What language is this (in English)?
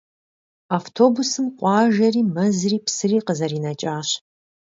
Kabardian